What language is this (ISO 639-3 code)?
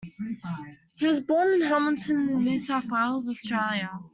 eng